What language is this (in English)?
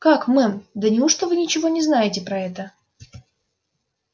Russian